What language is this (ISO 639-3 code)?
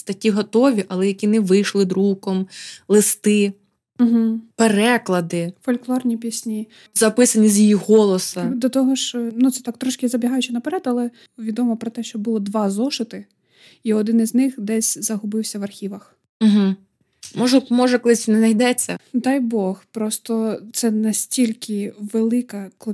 ukr